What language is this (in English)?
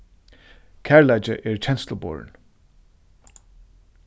Faroese